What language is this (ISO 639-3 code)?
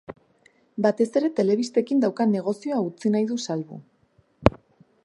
eus